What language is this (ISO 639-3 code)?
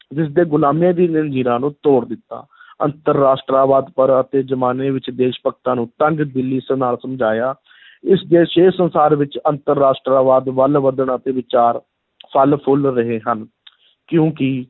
pan